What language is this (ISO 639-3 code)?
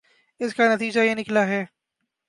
urd